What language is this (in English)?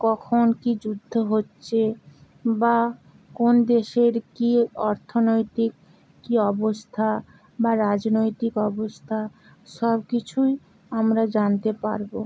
Bangla